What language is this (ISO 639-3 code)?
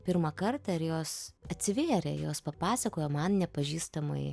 lit